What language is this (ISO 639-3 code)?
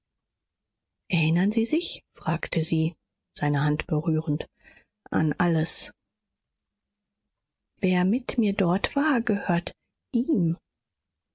deu